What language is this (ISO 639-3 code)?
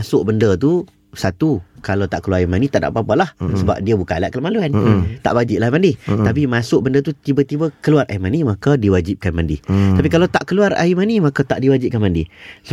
msa